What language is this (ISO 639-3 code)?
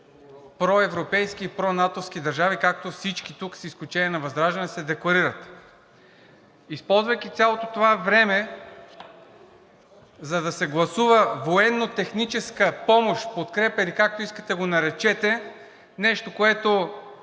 bul